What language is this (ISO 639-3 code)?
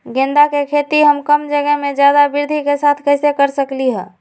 mag